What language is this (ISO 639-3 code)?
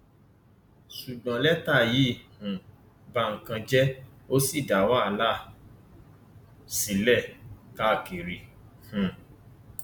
yor